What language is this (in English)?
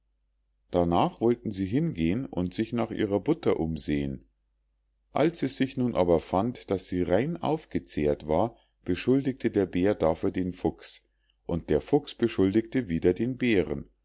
German